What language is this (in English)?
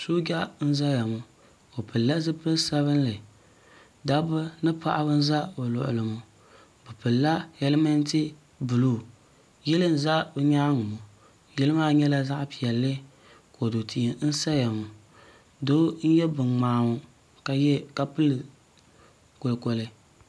Dagbani